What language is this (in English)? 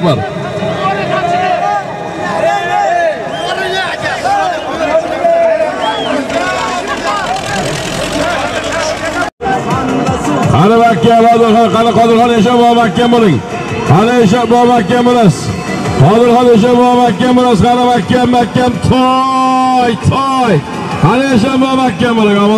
Turkish